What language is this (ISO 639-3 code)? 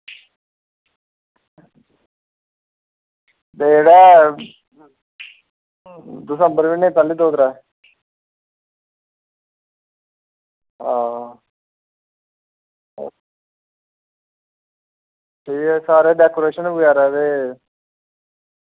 doi